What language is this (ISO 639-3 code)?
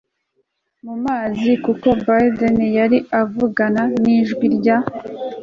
kin